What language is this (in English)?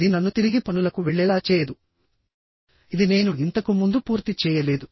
Telugu